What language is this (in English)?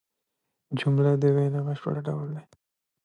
Pashto